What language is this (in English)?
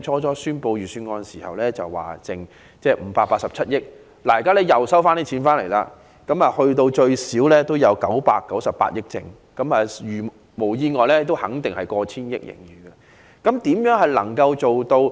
Cantonese